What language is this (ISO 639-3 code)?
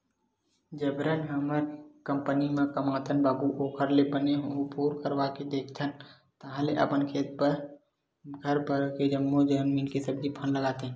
hne